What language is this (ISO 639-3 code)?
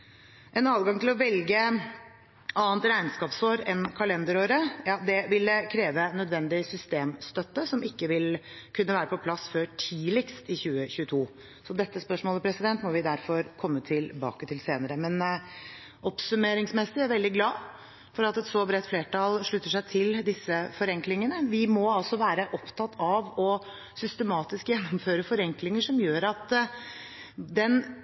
nob